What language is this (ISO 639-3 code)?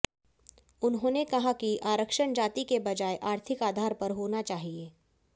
hin